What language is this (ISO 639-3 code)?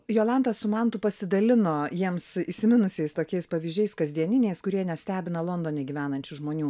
lit